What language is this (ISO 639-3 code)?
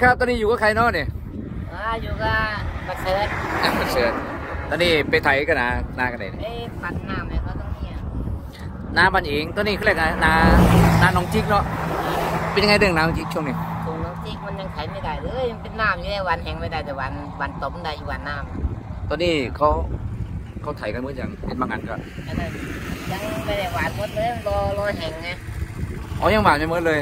tha